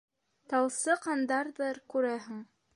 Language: Bashkir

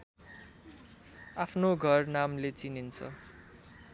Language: Nepali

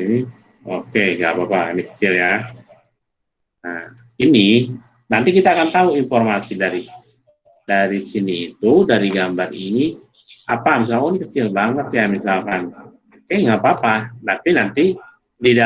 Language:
Indonesian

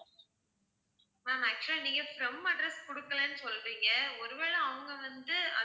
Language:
Tamil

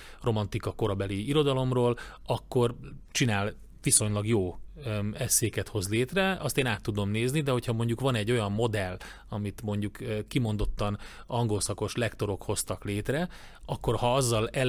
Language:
Hungarian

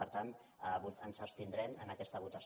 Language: Catalan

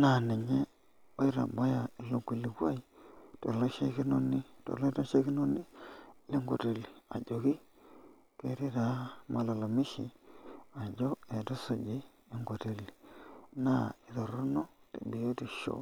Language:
Masai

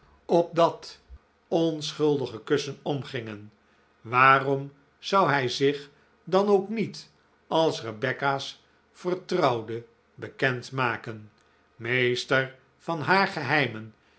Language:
Dutch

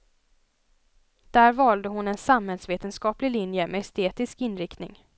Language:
Swedish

